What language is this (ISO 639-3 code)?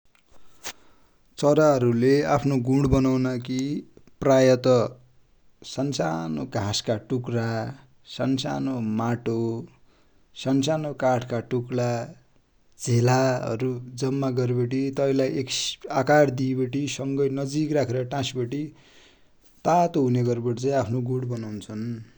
dty